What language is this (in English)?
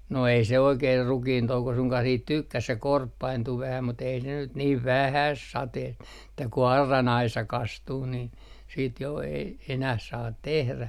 Finnish